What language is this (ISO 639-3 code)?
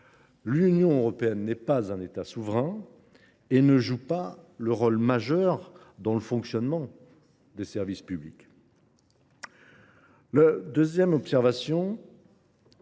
fra